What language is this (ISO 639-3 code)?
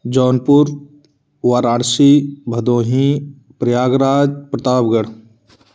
hin